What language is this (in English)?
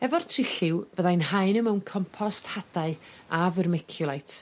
Welsh